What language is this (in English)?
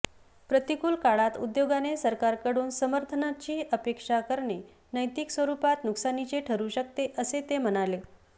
Marathi